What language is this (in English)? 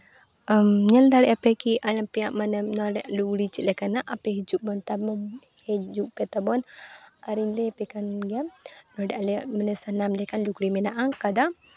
Santali